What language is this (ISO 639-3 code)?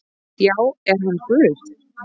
isl